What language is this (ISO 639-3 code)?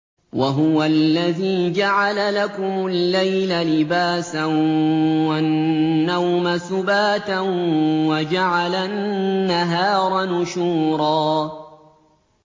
ara